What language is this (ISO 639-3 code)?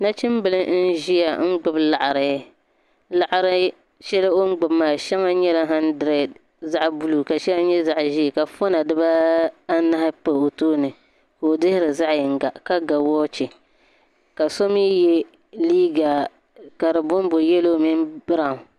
dag